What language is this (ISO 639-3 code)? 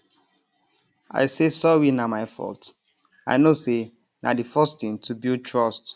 pcm